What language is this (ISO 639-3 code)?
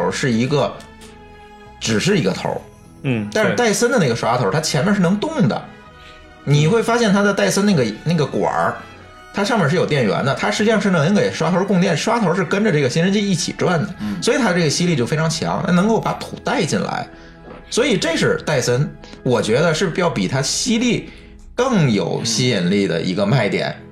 zho